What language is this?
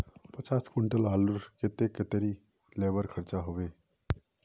Magahi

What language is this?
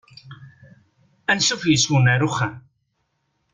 Kabyle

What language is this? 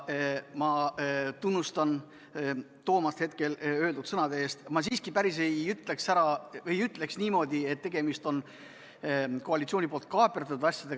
Estonian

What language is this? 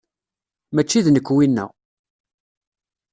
Kabyle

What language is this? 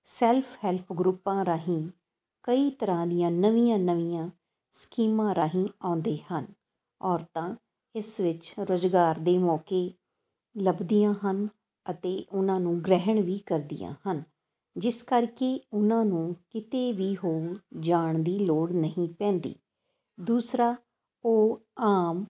Punjabi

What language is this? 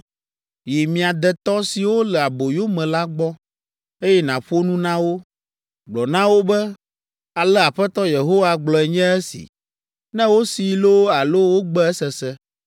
Ewe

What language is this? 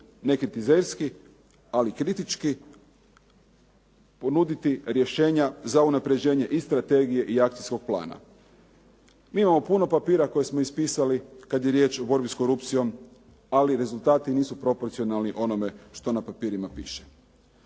Croatian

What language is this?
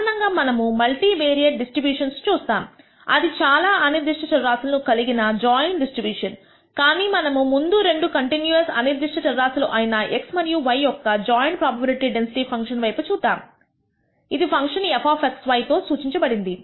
Telugu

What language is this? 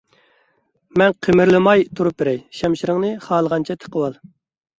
Uyghur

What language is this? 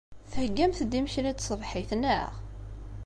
Kabyle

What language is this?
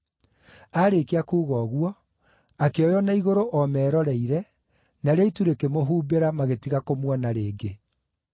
Kikuyu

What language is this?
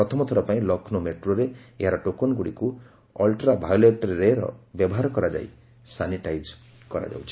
Odia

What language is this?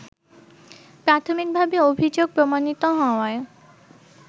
Bangla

